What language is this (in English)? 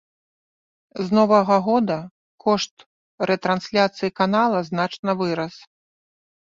Belarusian